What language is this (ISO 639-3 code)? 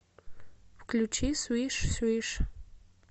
rus